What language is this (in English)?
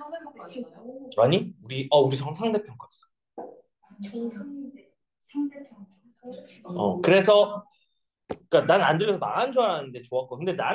Korean